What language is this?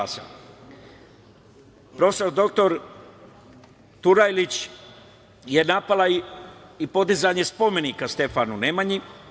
Serbian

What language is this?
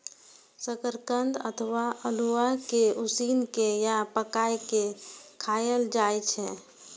Maithili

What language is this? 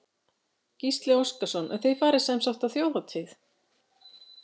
Icelandic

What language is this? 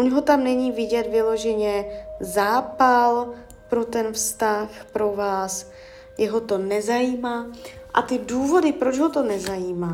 Czech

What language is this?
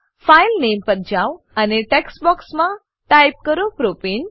Gujarati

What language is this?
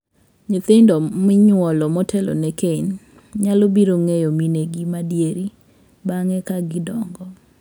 Luo (Kenya and Tanzania)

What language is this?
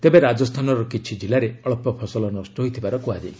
Odia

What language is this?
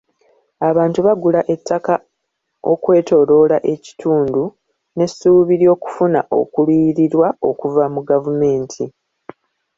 Ganda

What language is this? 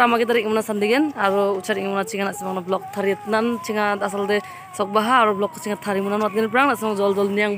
Indonesian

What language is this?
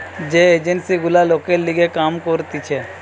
Bangla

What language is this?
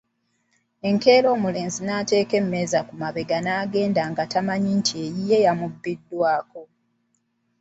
Ganda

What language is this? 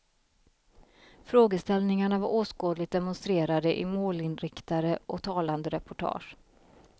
Swedish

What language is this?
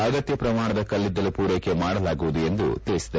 Kannada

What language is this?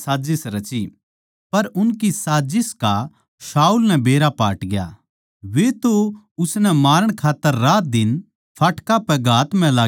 Haryanvi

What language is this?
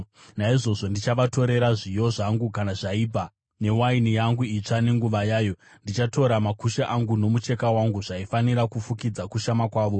Shona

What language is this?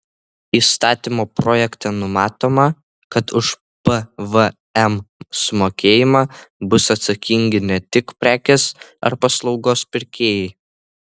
Lithuanian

